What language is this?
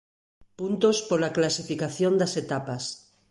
Galician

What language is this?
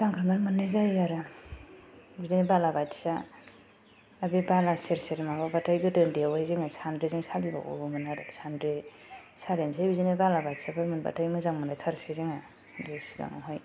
Bodo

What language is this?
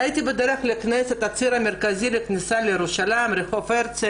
Hebrew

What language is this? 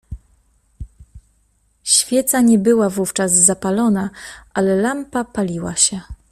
Polish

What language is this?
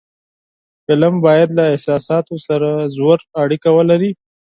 Pashto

